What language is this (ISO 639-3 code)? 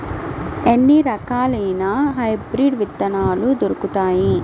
tel